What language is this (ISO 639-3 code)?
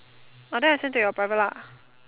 eng